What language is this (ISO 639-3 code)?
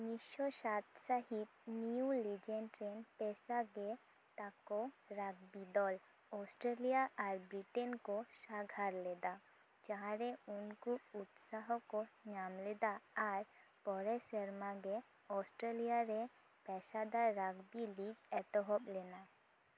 sat